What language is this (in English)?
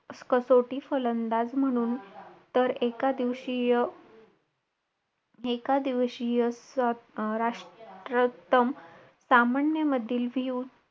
Marathi